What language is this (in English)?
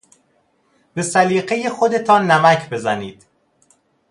Persian